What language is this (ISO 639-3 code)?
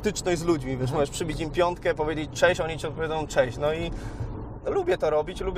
pol